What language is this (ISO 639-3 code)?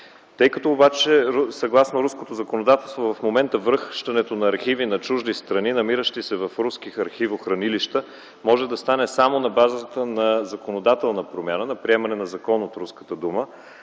bul